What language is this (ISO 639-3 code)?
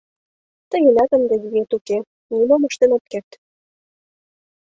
chm